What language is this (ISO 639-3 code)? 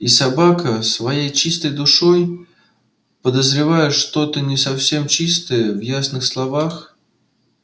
rus